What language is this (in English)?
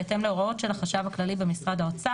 Hebrew